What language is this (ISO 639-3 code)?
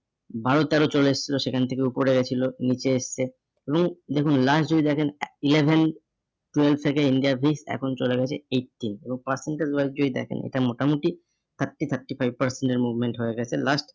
ben